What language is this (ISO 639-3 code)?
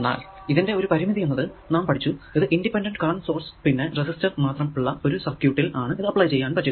mal